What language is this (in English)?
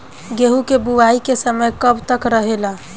Bhojpuri